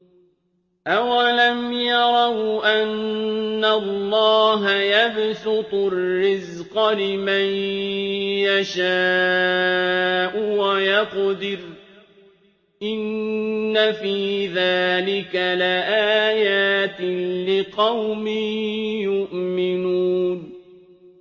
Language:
Arabic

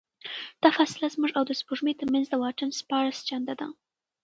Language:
Pashto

